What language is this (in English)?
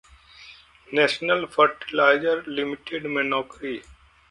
Hindi